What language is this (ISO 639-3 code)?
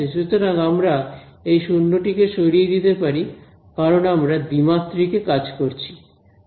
ben